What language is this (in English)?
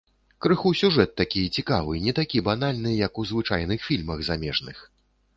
Belarusian